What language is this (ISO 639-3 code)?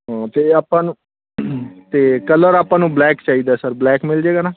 pan